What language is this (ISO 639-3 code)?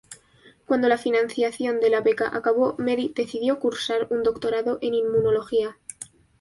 spa